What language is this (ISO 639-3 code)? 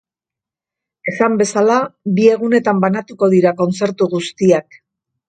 eus